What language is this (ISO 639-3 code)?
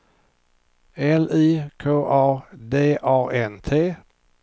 swe